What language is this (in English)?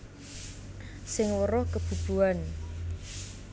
Javanese